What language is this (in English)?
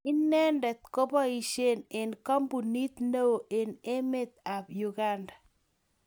Kalenjin